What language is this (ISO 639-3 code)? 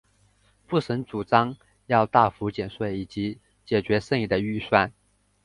zho